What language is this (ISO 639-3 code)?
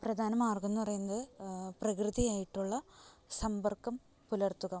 mal